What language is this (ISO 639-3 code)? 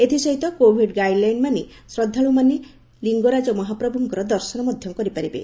ori